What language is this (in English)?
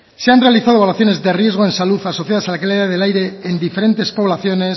Spanish